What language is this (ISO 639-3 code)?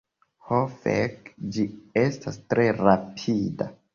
epo